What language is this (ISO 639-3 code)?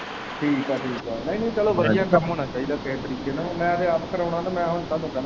pan